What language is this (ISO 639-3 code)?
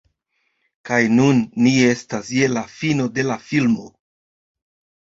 epo